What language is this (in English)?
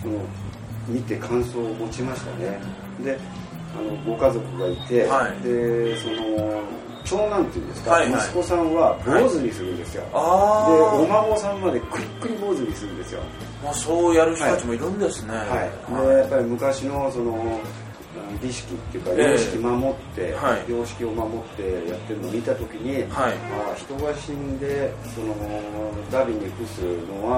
Japanese